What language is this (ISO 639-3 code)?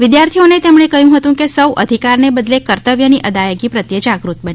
guj